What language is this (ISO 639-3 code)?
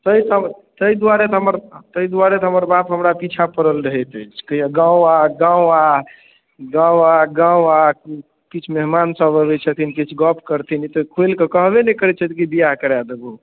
mai